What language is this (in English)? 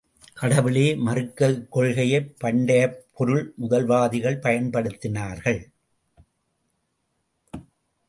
Tamil